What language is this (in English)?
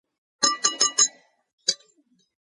Georgian